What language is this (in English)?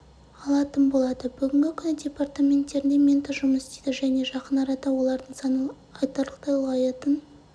Kazakh